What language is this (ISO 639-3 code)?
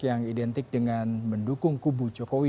ind